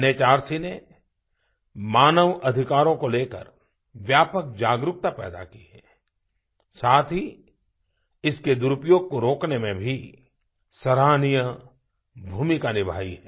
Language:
Hindi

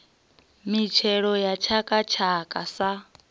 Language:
Venda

